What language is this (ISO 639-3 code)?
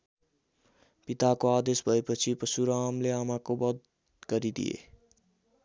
nep